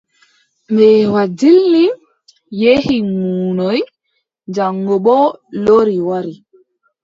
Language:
Adamawa Fulfulde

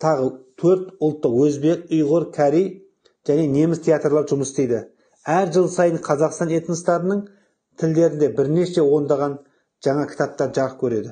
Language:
Turkish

